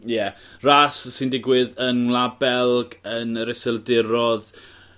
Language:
Welsh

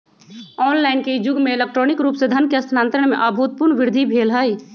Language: Magahi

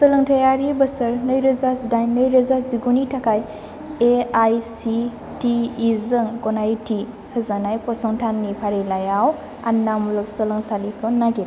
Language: Bodo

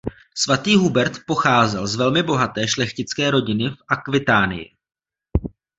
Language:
Czech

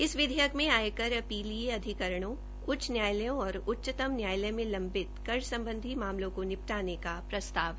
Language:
Hindi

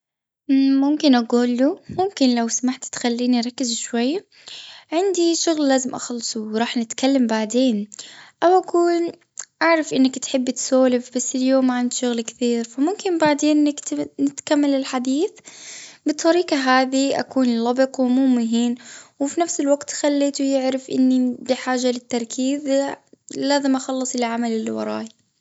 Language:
Gulf Arabic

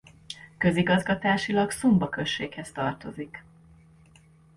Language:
Hungarian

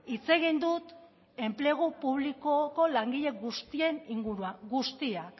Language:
Basque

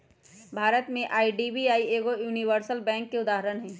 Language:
Magahi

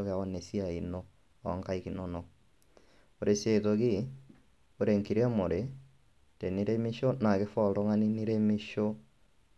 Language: Masai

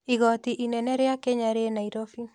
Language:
Kikuyu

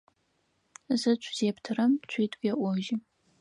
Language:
Adyghe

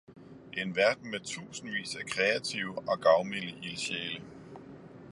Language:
Danish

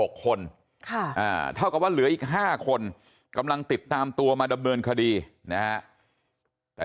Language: Thai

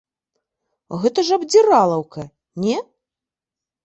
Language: Belarusian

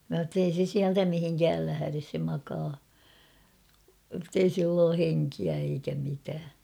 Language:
Finnish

